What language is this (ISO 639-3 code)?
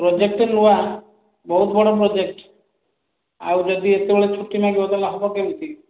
ori